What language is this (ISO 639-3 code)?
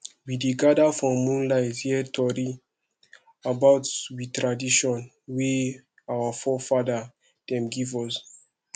pcm